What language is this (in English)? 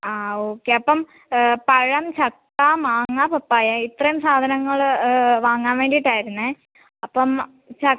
Malayalam